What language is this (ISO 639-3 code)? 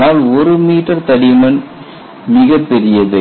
tam